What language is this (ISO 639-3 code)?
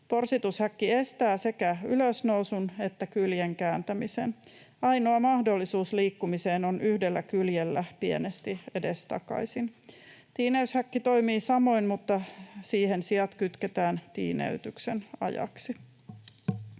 fin